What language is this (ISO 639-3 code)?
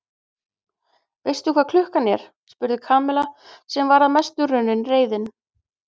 isl